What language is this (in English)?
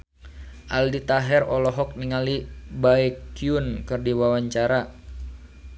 Sundanese